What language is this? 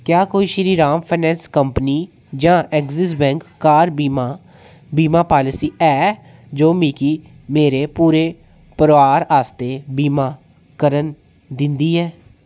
Dogri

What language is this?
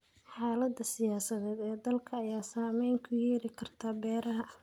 Somali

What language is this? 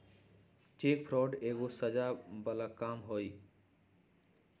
Magahi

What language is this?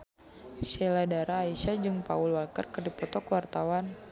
Sundanese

